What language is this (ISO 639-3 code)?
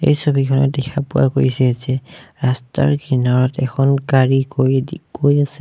asm